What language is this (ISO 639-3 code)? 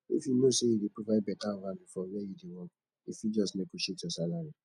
pcm